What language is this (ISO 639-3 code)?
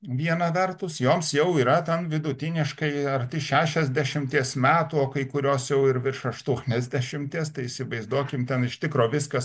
lit